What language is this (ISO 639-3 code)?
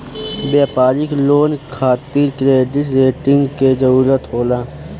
bho